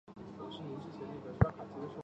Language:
Chinese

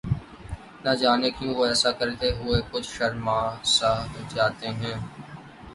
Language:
Urdu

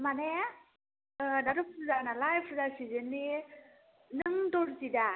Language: Bodo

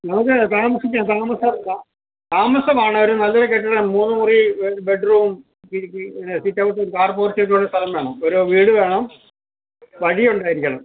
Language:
Malayalam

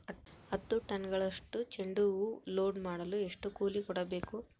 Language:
Kannada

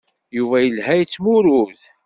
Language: Kabyle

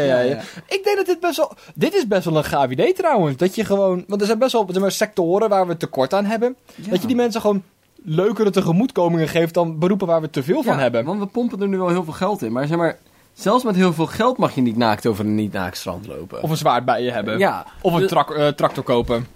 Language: Dutch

